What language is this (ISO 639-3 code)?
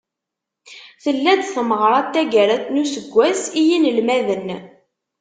kab